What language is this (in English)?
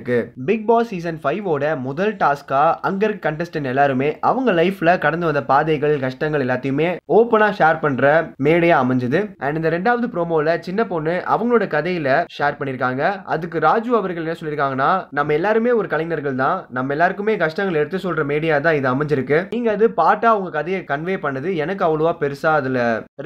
Tamil